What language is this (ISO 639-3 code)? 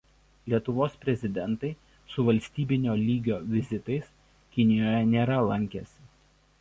lit